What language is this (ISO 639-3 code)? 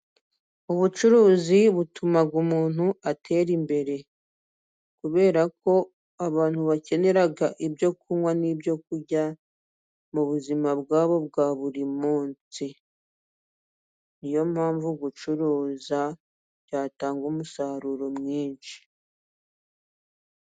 kin